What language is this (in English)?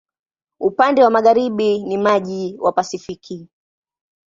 Swahili